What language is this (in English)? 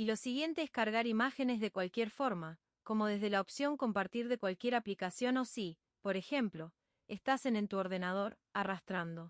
Spanish